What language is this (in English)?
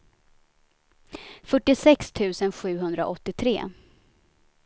Swedish